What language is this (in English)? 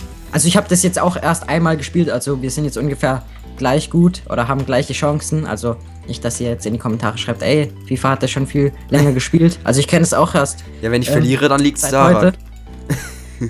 German